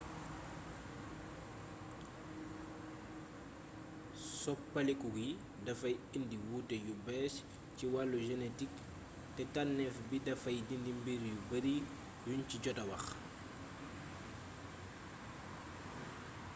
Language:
Wolof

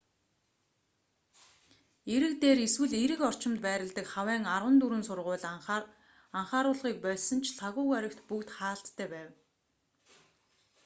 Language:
Mongolian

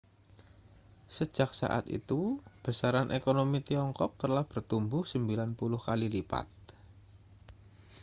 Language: Indonesian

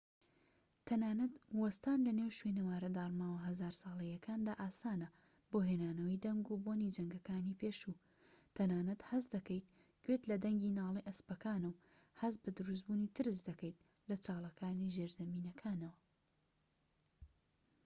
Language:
Central Kurdish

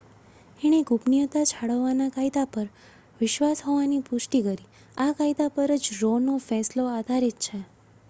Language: Gujarati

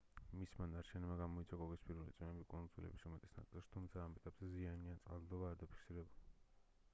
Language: Georgian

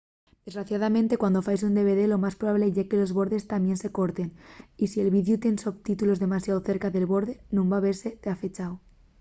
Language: Asturian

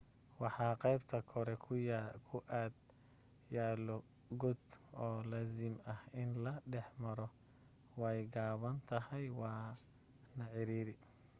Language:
Somali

